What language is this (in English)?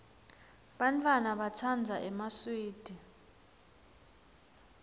Swati